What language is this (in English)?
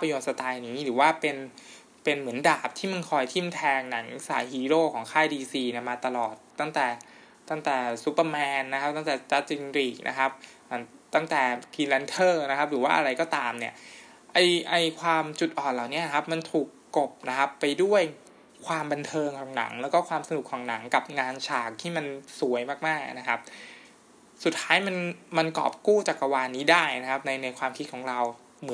Thai